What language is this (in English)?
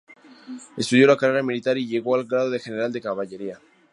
Spanish